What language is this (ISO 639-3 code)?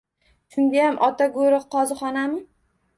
uzb